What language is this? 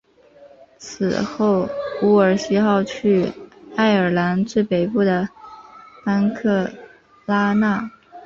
Chinese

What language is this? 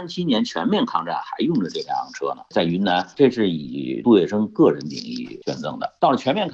Chinese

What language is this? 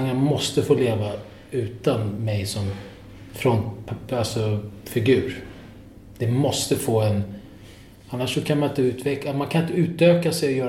Swedish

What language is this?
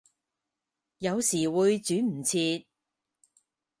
Cantonese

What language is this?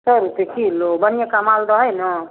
Maithili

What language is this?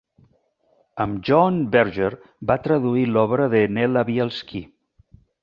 Catalan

